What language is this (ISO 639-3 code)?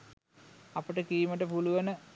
sin